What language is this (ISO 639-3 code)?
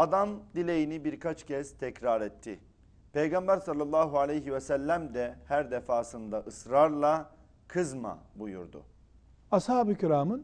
tur